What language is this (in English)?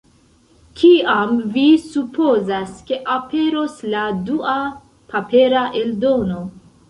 Esperanto